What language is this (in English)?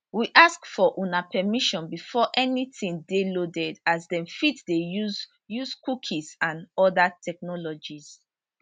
Nigerian Pidgin